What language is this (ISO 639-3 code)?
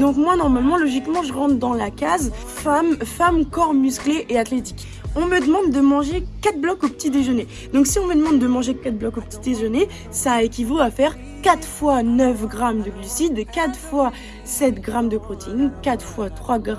fra